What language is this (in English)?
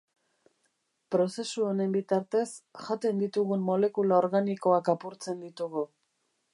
Basque